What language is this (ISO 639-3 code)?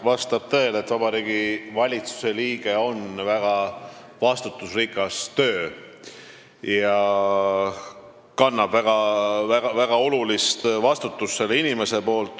est